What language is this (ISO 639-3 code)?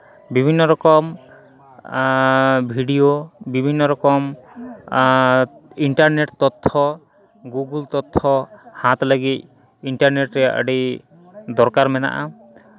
sat